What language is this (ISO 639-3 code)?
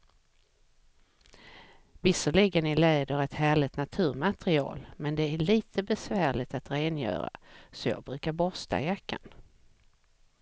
swe